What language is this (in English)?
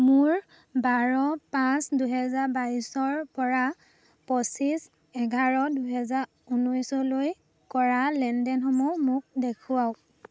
Assamese